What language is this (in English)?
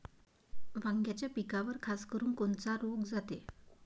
Marathi